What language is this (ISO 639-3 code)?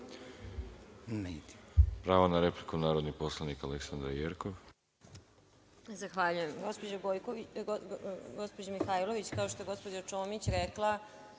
srp